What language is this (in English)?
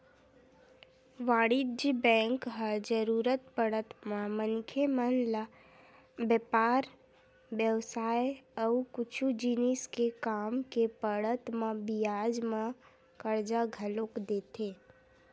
Chhattisgarhi